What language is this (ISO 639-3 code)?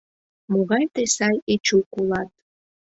chm